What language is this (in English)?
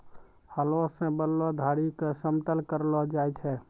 Maithili